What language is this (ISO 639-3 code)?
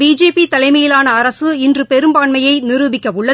tam